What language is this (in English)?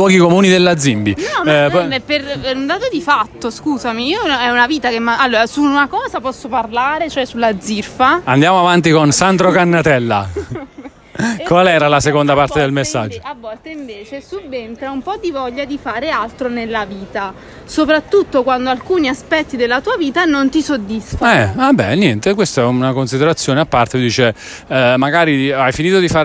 Italian